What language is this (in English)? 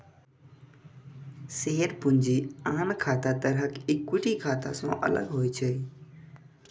Maithili